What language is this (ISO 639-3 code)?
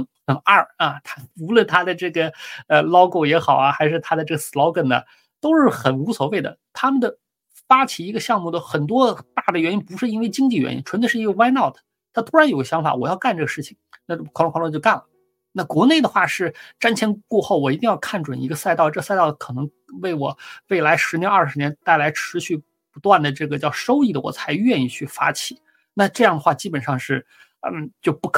zho